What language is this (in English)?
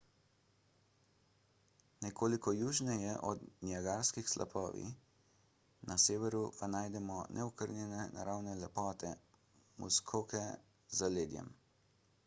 Slovenian